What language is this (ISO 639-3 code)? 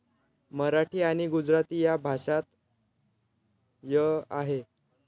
mar